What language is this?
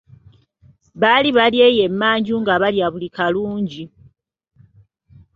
Ganda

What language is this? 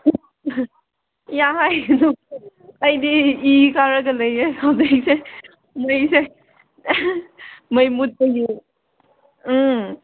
Manipuri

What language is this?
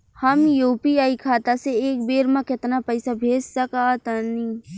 Bhojpuri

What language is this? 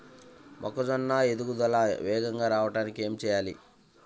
Telugu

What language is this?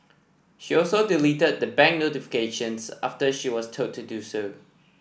English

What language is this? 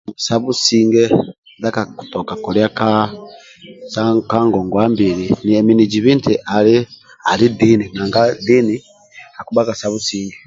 Amba (Uganda)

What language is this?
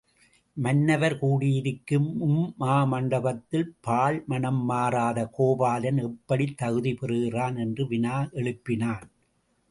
Tamil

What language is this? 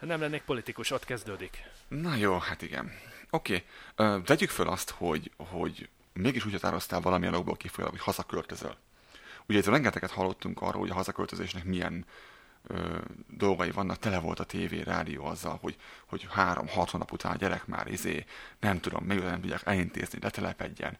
Hungarian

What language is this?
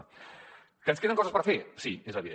Catalan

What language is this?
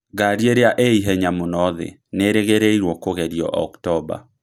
Kikuyu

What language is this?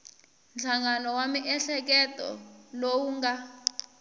Tsonga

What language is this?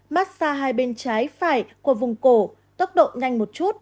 Vietnamese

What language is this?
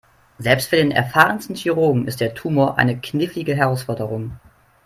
German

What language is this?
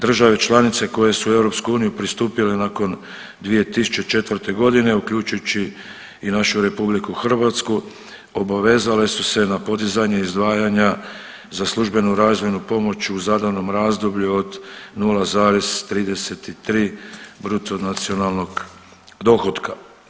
Croatian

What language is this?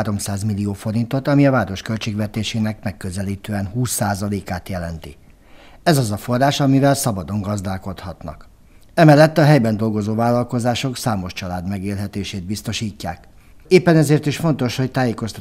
Hungarian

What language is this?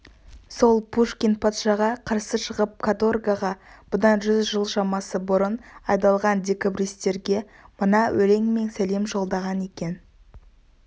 Kazakh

